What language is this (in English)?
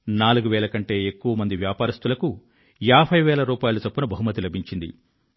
Telugu